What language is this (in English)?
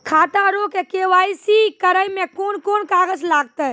Maithili